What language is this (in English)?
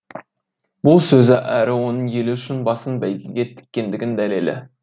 Kazakh